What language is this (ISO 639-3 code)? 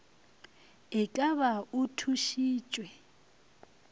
nso